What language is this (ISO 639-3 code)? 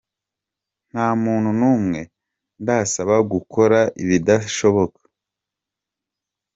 kin